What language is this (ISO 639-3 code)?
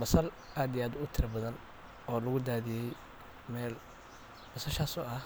som